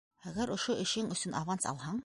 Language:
Bashkir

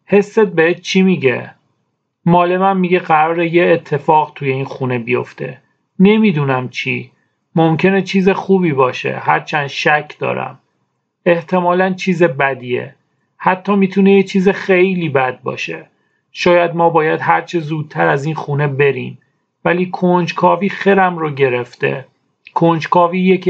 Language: Persian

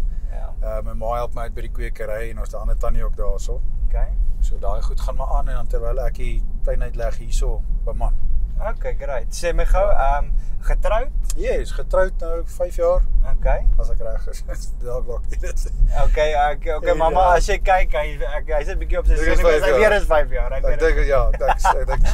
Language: Dutch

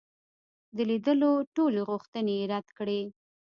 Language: Pashto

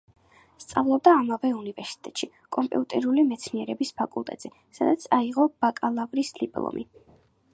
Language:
Georgian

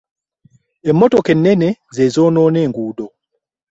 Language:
Ganda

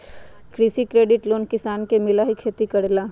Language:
Magahi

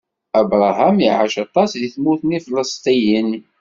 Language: Kabyle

